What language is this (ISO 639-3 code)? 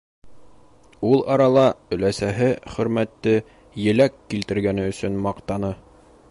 bak